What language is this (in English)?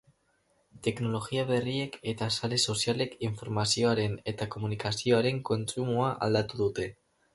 Basque